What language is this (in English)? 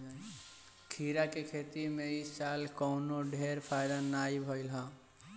Bhojpuri